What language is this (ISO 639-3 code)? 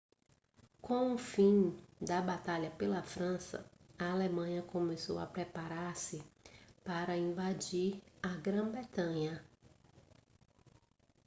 por